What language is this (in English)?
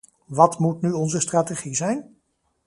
Dutch